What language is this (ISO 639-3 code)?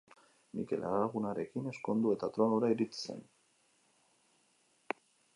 eus